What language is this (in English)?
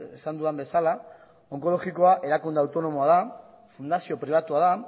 Basque